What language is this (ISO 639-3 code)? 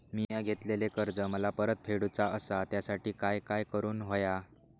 mar